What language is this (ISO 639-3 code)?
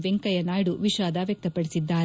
kan